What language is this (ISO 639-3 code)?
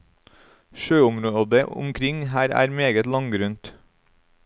nor